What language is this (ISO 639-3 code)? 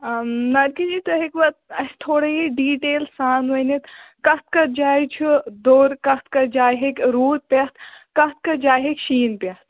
kas